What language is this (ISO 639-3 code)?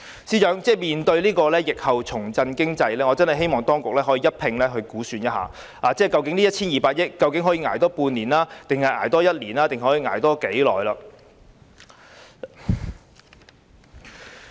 yue